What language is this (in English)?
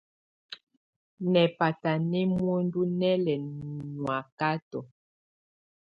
Tunen